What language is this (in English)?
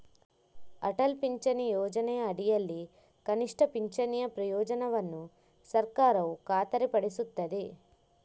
Kannada